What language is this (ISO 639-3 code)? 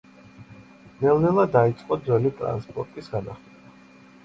kat